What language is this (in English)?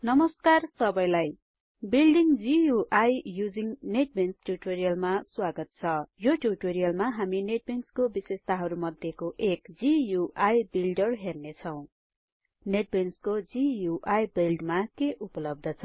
Nepali